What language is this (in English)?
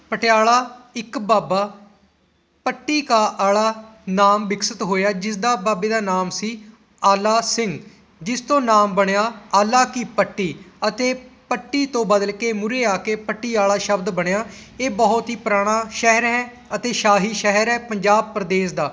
Punjabi